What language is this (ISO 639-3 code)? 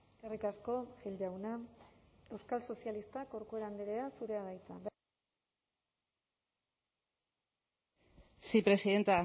eus